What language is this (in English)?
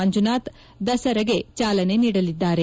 Kannada